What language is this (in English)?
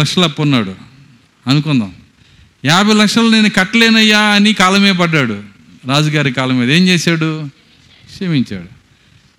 Telugu